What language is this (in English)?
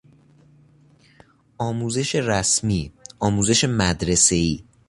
Persian